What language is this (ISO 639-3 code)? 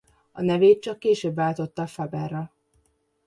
hun